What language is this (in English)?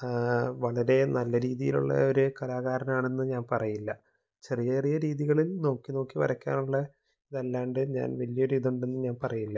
Malayalam